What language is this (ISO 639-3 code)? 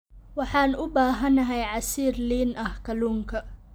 som